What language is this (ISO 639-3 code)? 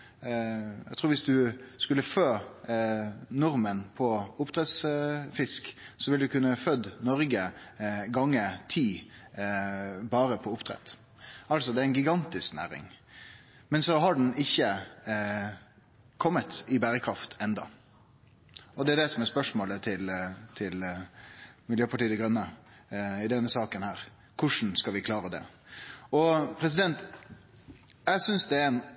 nno